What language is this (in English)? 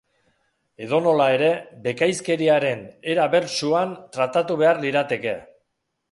Basque